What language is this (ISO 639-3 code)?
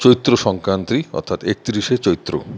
ben